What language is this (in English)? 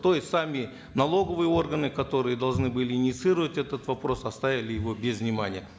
Kazakh